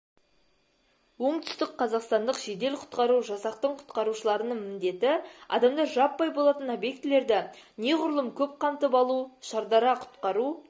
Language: Kazakh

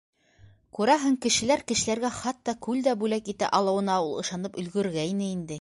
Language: Bashkir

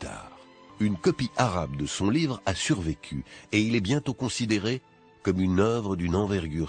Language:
French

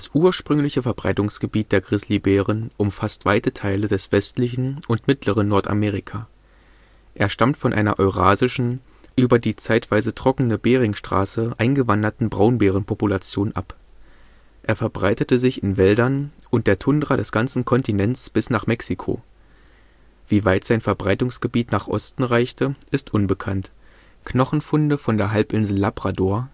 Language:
German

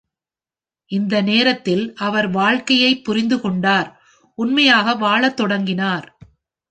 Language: Tamil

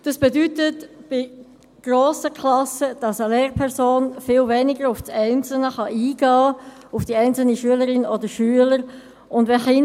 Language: Swiss German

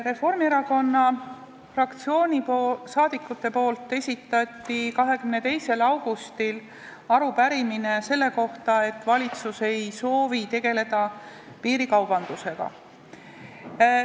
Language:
Estonian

